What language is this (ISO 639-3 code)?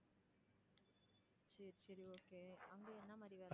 tam